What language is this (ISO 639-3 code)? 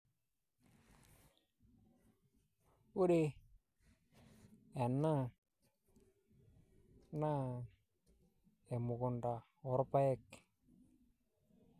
mas